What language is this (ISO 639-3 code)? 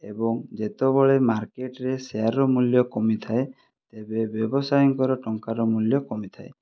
ori